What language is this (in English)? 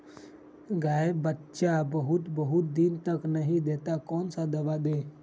Magahi